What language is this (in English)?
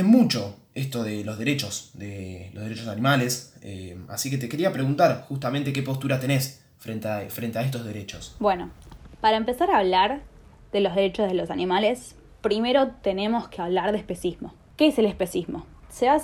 Spanish